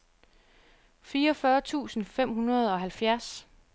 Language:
Danish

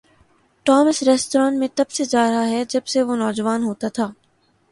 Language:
Urdu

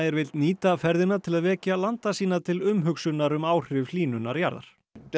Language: Icelandic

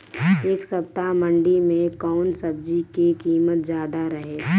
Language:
Bhojpuri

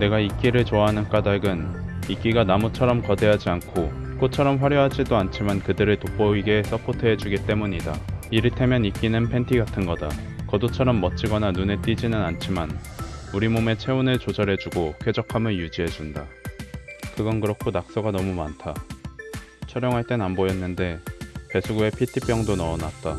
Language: Korean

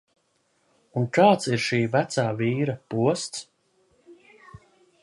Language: Latvian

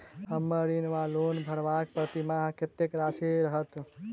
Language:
Maithili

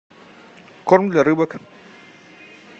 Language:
Russian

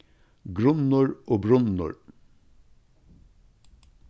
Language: Faroese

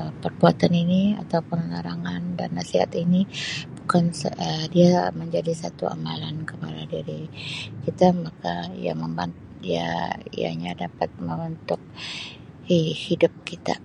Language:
Sabah Malay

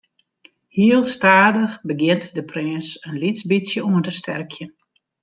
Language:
Western Frisian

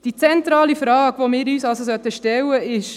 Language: Swiss German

